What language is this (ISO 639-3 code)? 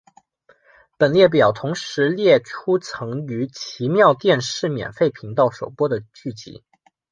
zho